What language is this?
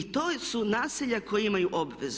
Croatian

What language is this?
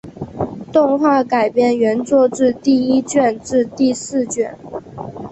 Chinese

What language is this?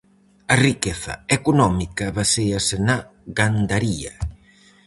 Galician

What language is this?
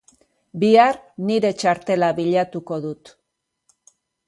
Basque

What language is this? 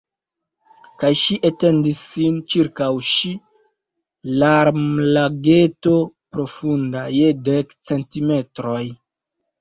Esperanto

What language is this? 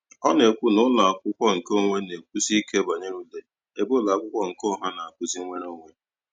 Igbo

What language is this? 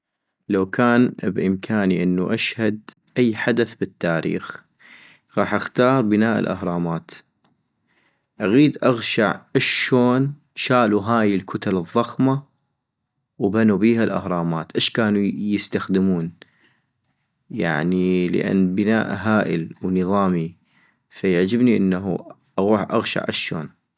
North Mesopotamian Arabic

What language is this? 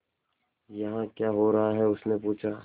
Hindi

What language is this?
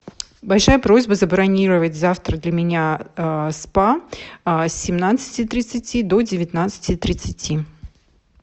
Russian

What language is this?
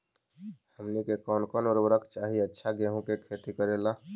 Magahi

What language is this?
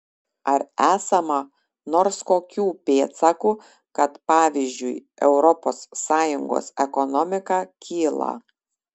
Lithuanian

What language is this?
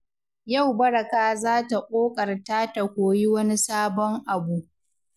Hausa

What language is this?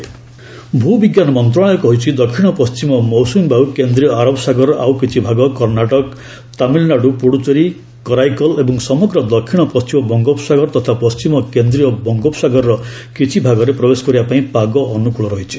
Odia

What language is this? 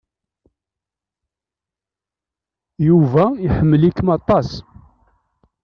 Kabyle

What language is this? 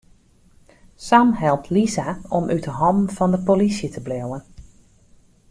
Western Frisian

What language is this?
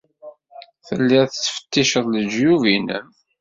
Kabyle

